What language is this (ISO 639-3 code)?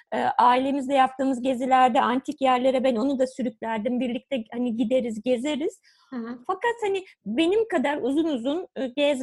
tur